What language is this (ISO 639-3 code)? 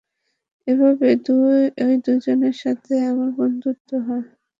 ben